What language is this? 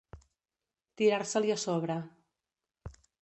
Catalan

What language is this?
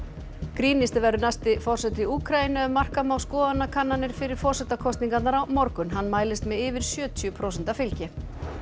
Icelandic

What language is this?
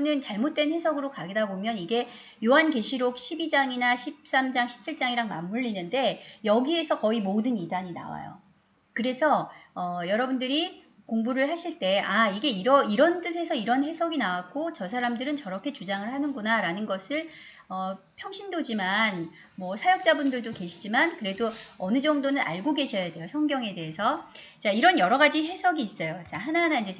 Korean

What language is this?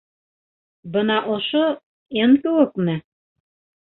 Bashkir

